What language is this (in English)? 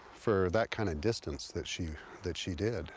English